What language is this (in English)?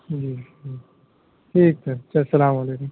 Urdu